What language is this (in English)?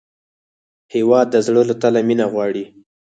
Pashto